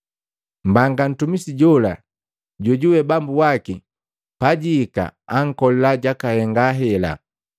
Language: Matengo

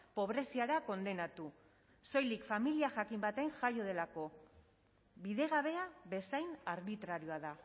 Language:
Basque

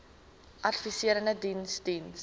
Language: Afrikaans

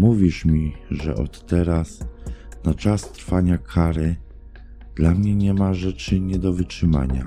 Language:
Polish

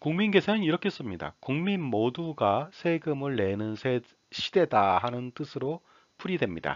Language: Korean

